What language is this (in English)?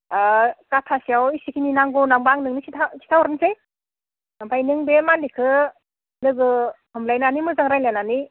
Bodo